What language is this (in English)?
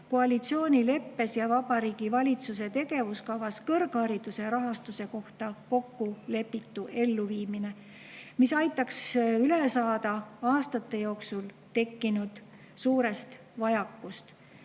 Estonian